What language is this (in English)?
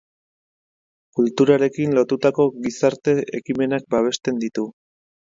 Basque